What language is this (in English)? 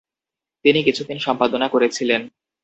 Bangla